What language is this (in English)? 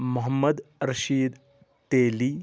Kashmiri